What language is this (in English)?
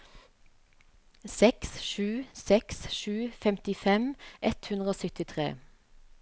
Norwegian